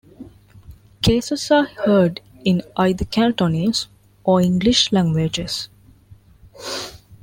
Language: English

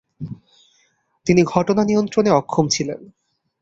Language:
Bangla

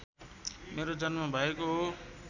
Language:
Nepali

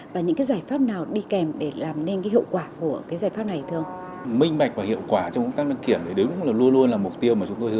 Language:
Vietnamese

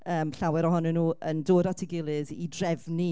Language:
Welsh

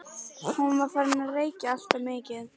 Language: Icelandic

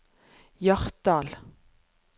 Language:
Norwegian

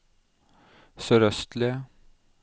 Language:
Norwegian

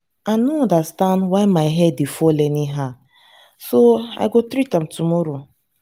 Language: Nigerian Pidgin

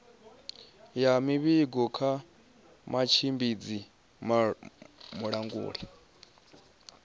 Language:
Venda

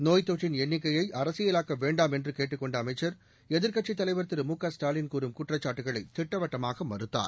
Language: Tamil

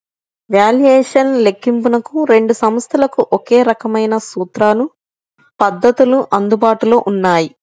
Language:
Telugu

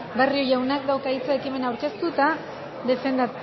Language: Basque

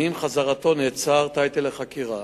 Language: Hebrew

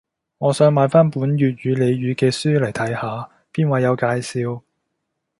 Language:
Cantonese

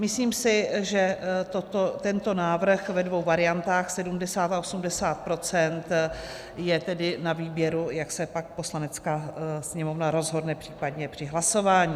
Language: Czech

